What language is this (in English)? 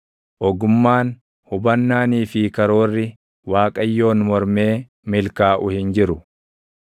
Oromo